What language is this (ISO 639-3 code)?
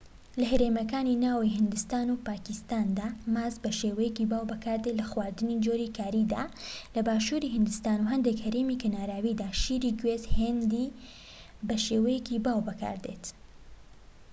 ckb